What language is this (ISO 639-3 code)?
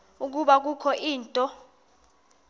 xho